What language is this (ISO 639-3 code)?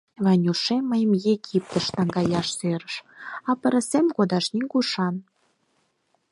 chm